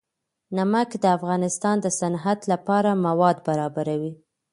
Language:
Pashto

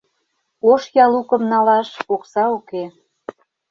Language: Mari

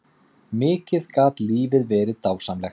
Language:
Icelandic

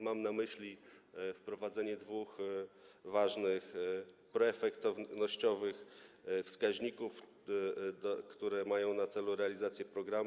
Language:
Polish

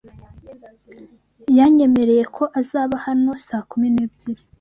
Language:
Kinyarwanda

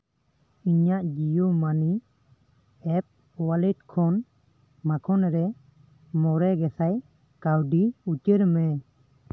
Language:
Santali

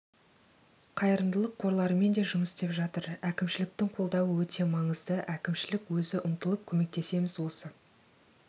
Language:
Kazakh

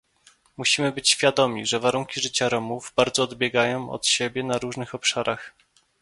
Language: Polish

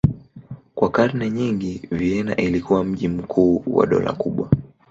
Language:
Swahili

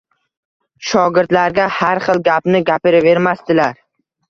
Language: Uzbek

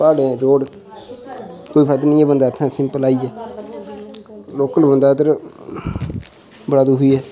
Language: Dogri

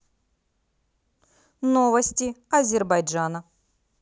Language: Russian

